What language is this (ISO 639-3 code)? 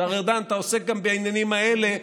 heb